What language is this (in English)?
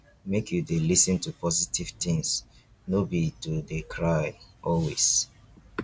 Nigerian Pidgin